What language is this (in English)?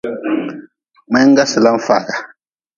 Nawdm